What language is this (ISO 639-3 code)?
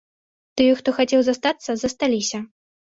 bel